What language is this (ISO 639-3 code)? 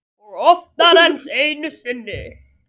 isl